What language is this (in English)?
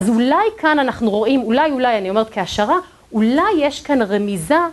Hebrew